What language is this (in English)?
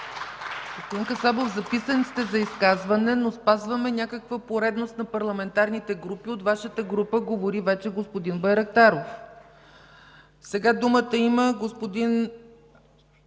Bulgarian